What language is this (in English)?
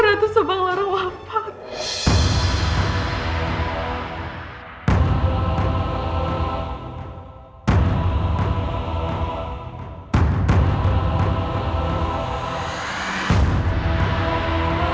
Indonesian